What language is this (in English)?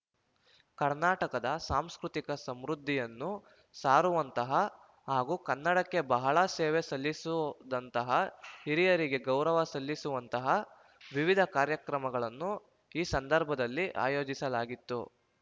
Kannada